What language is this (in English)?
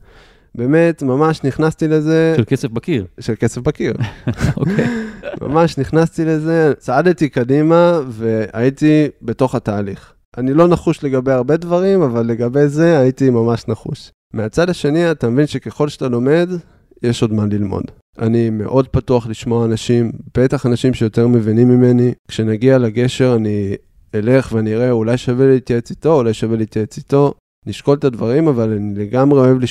Hebrew